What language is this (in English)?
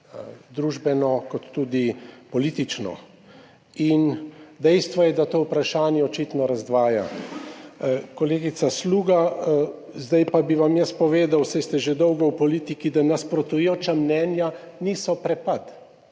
Slovenian